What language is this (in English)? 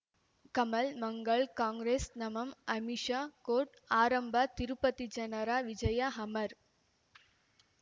Kannada